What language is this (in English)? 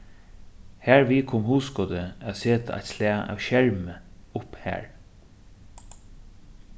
Faroese